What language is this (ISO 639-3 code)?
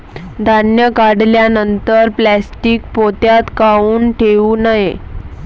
mar